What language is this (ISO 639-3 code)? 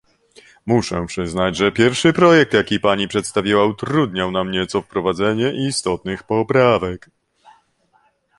pol